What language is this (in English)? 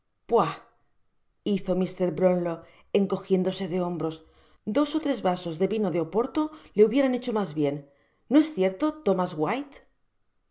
Spanish